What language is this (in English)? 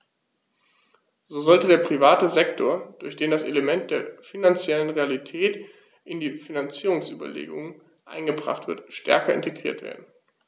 German